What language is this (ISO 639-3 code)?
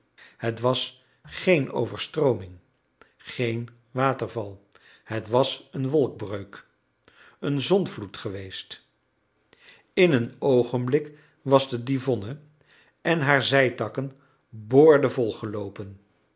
nld